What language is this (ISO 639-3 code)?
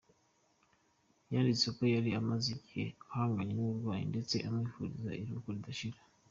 kin